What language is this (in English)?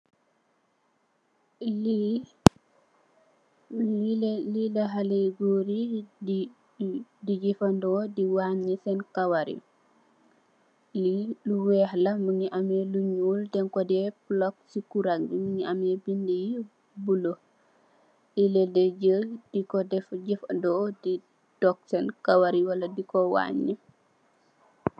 Wolof